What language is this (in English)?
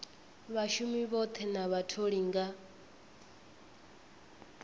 Venda